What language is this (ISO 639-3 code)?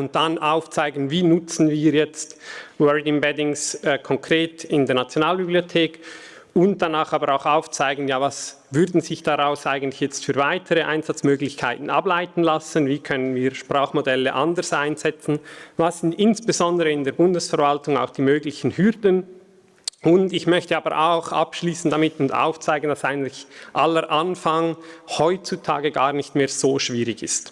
deu